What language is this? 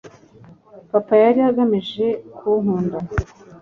Kinyarwanda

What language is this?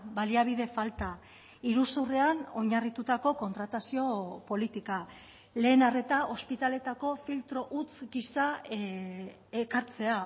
Basque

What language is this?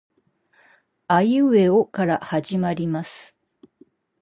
Japanese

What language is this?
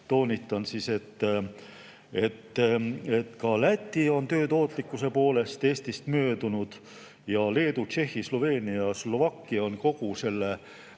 Estonian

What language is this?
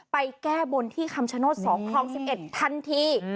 Thai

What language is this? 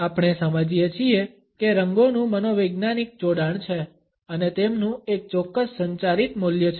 Gujarati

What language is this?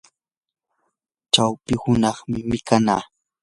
Yanahuanca Pasco Quechua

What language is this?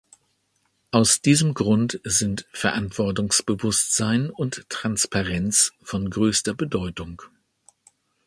German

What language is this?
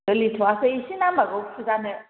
Bodo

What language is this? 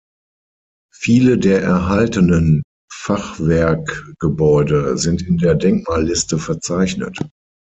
German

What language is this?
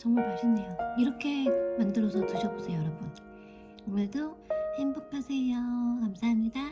Korean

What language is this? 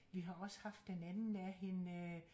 Danish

